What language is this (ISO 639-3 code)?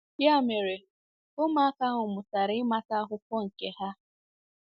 ibo